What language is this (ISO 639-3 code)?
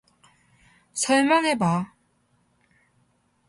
kor